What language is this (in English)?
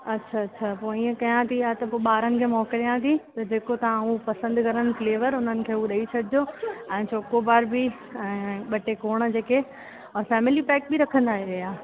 Sindhi